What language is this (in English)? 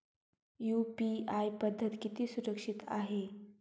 Marathi